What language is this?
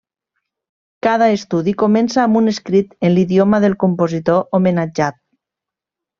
Catalan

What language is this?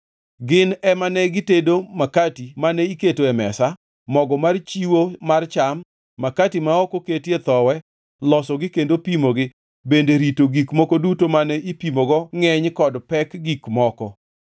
Luo (Kenya and Tanzania)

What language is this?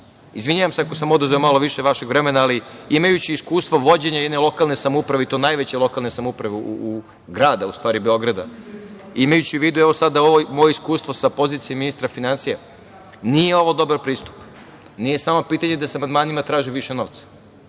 Serbian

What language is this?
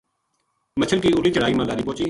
Gujari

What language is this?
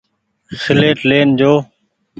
Goaria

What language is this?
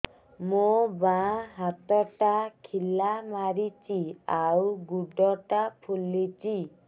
Odia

